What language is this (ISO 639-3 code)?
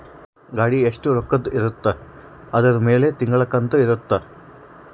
kan